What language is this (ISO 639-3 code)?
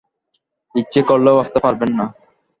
ben